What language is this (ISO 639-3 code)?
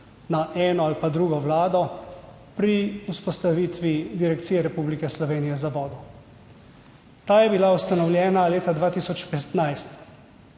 slv